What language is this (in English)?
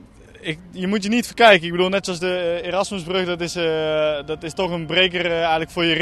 Dutch